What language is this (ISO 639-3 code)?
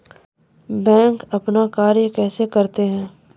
mai